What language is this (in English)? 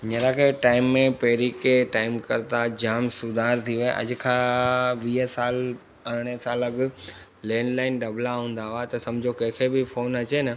Sindhi